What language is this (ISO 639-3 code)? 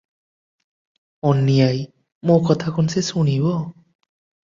ori